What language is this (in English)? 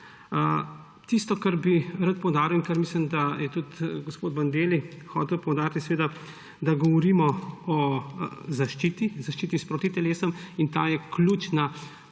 Slovenian